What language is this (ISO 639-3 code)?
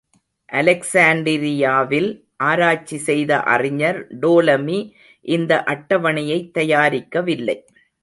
tam